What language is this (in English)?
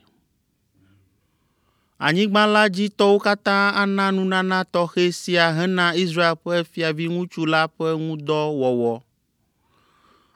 Ewe